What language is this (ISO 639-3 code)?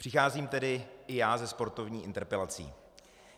ces